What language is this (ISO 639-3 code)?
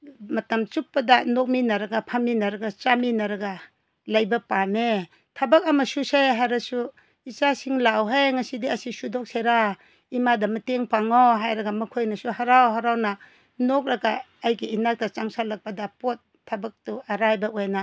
mni